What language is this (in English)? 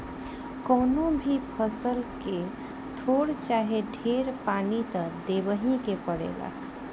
Bhojpuri